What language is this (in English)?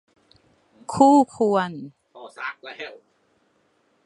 Thai